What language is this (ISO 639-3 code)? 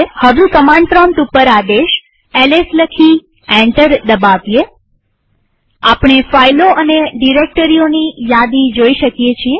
guj